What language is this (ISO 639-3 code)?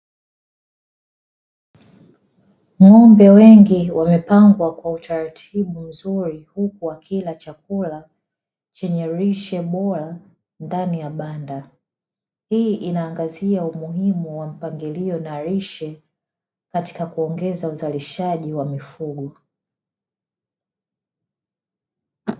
swa